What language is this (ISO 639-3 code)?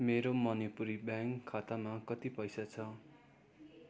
nep